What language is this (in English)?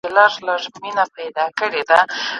Pashto